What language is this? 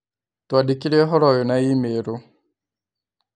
Kikuyu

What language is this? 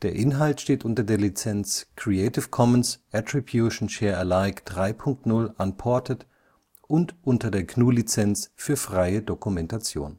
German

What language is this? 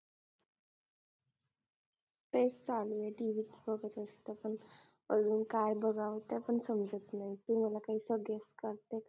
Marathi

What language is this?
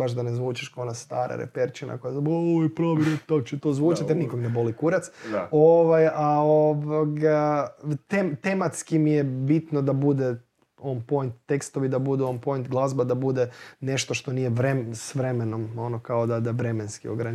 Croatian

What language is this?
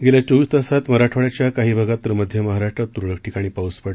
Marathi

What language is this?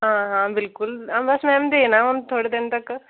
Dogri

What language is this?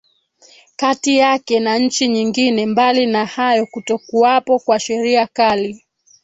Swahili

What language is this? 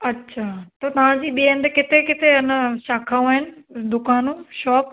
Sindhi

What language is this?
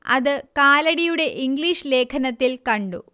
Malayalam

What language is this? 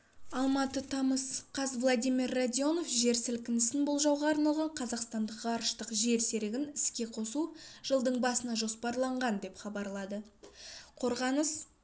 Kazakh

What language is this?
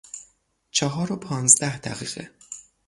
Persian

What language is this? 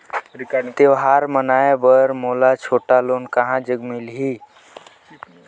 Chhattisgarhi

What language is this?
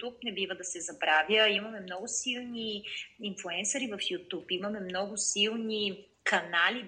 Bulgarian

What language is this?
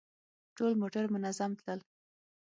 Pashto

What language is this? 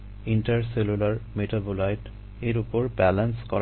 Bangla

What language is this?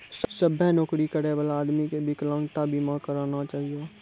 Maithili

